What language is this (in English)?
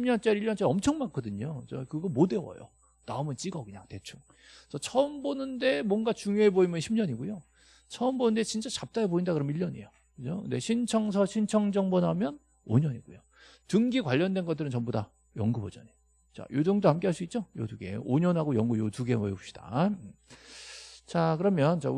Korean